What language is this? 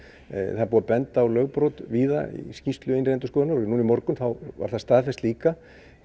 Icelandic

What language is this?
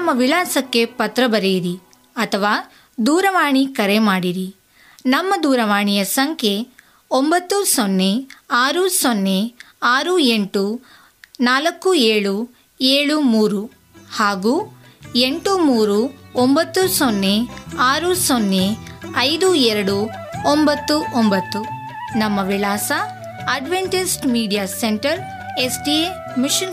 Kannada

